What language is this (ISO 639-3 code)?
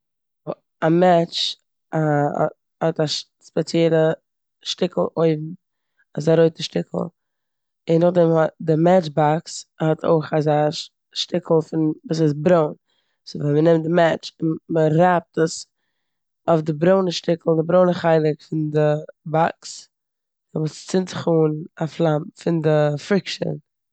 yid